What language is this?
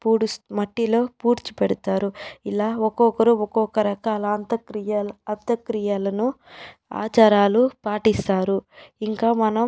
Telugu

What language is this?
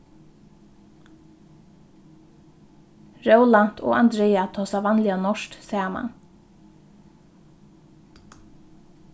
Faroese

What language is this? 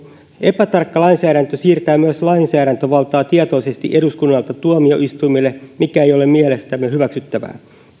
Finnish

